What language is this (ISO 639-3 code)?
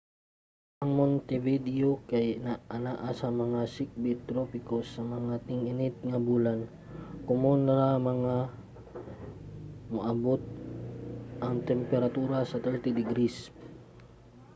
ceb